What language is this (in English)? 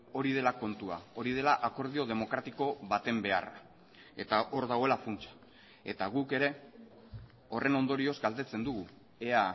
Basque